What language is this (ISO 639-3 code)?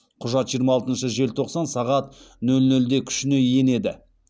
kaz